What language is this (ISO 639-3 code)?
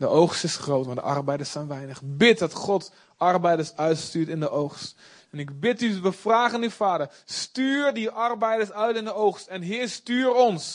nld